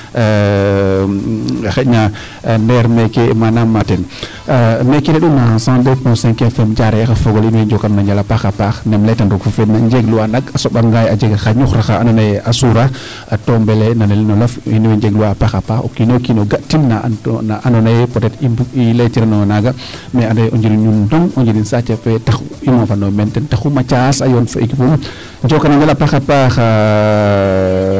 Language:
Serer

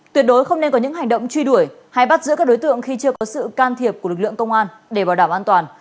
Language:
Vietnamese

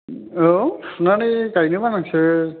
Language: Bodo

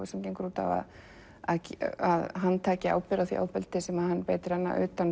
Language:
Icelandic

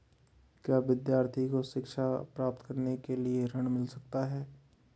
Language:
Hindi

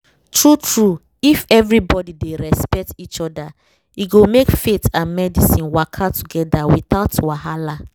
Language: Nigerian Pidgin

